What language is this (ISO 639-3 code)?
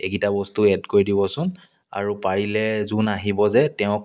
asm